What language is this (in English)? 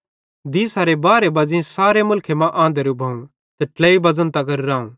Bhadrawahi